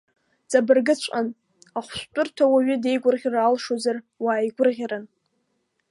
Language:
Abkhazian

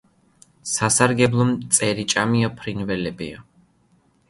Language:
Georgian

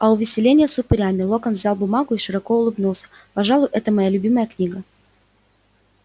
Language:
Russian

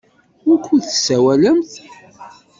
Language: Kabyle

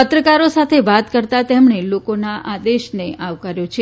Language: Gujarati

